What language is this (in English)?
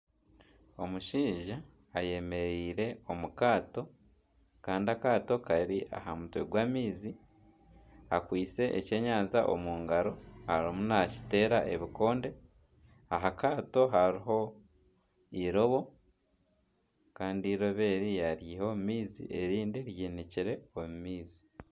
Nyankole